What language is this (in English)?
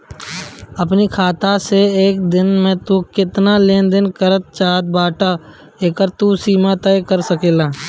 Bhojpuri